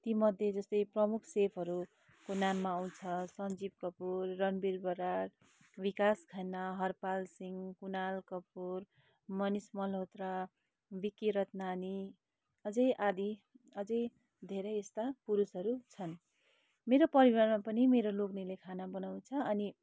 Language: Nepali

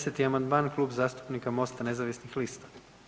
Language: Croatian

